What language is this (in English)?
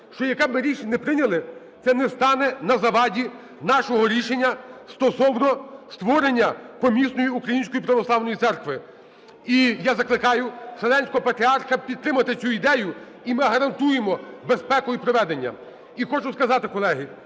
Ukrainian